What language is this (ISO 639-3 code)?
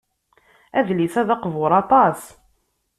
kab